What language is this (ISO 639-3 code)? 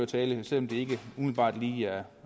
dan